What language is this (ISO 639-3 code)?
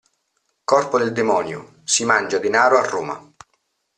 ita